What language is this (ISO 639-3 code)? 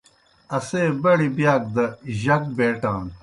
plk